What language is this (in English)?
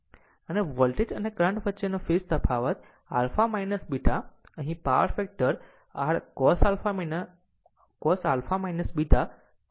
Gujarati